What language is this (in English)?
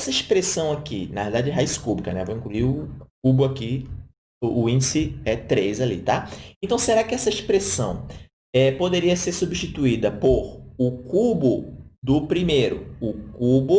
Portuguese